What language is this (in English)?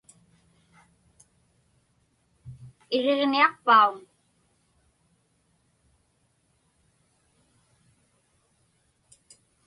Inupiaq